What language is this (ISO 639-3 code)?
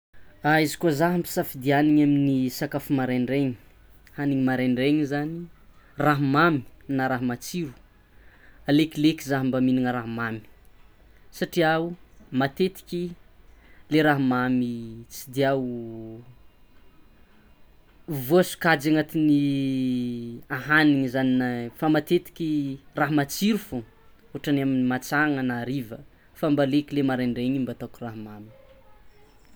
xmw